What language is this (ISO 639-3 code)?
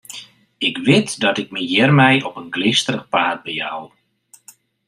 fry